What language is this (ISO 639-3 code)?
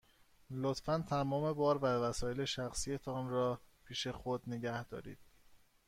fas